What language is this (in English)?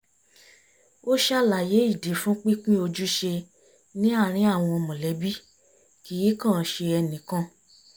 Yoruba